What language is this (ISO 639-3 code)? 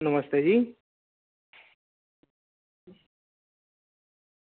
doi